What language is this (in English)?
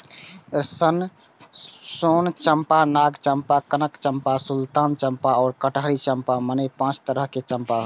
Maithili